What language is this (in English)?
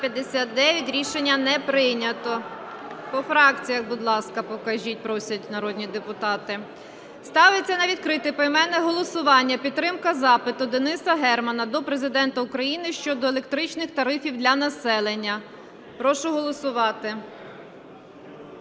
Ukrainian